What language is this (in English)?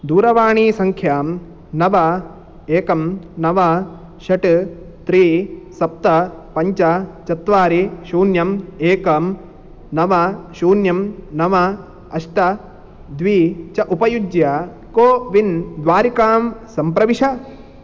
Sanskrit